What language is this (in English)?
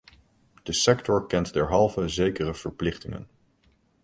Dutch